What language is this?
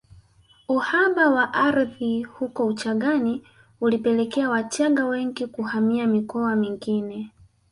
Swahili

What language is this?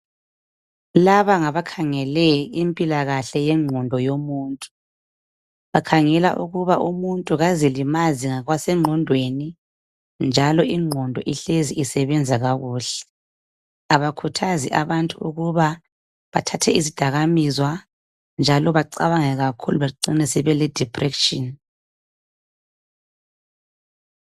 North Ndebele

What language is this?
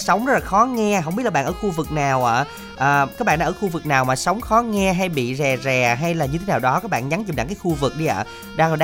Vietnamese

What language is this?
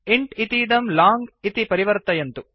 Sanskrit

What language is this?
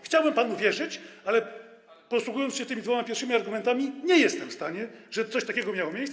Polish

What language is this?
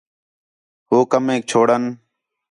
Khetrani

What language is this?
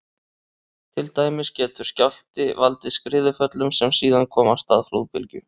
Icelandic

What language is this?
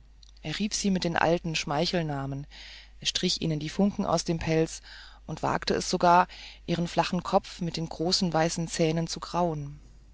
German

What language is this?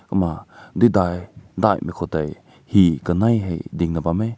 Rongmei Naga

